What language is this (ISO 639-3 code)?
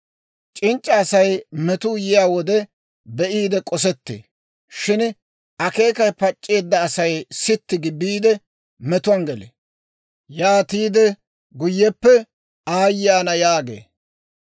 dwr